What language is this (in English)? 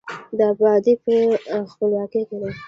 Pashto